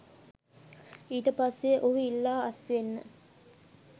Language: Sinhala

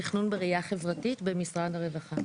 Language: Hebrew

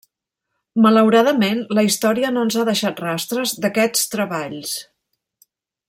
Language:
Catalan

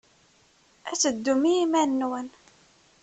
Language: Kabyle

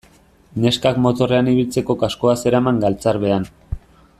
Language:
Basque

